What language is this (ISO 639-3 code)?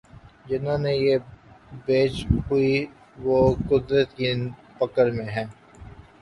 urd